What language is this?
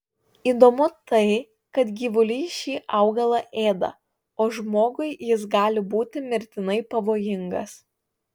Lithuanian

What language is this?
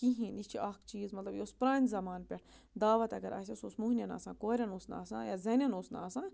Kashmiri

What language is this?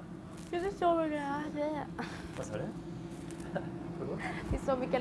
Swedish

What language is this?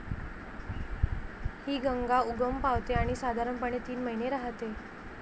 Marathi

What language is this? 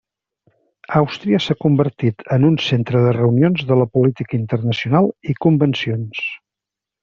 Catalan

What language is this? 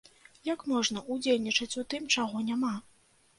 Belarusian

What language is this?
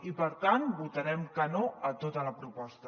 Catalan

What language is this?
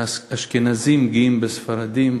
Hebrew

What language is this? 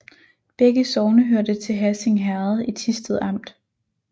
Danish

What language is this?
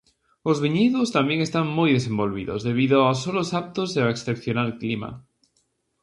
Galician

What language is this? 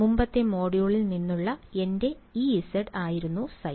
Malayalam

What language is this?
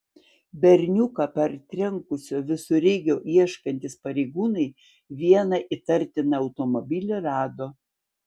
Lithuanian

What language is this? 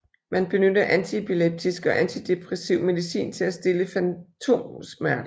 Danish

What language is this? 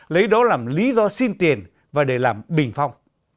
Vietnamese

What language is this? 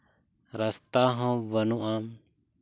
Santali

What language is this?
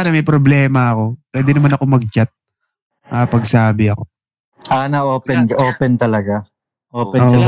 Filipino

